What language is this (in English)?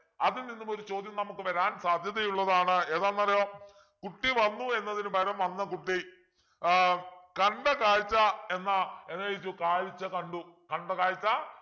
Malayalam